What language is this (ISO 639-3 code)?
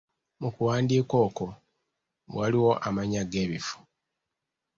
lug